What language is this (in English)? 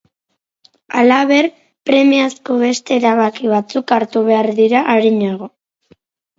Basque